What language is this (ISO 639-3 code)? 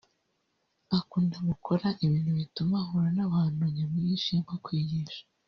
kin